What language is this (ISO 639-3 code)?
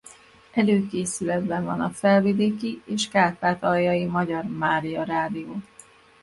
hun